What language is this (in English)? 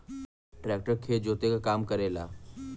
Bhojpuri